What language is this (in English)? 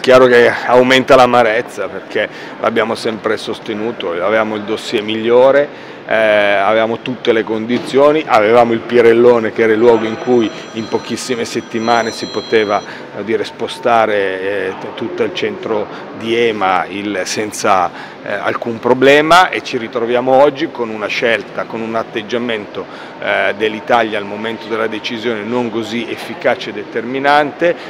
Italian